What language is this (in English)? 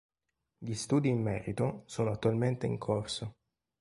Italian